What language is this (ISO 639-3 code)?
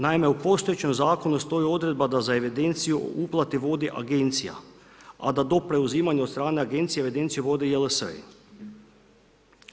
hrv